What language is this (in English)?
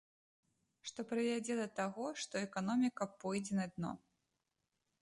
Belarusian